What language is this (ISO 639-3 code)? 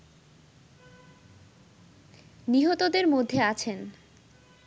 ben